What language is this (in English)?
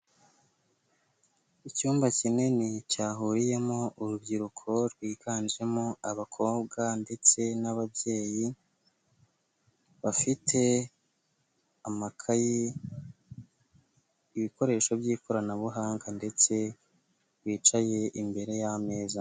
Kinyarwanda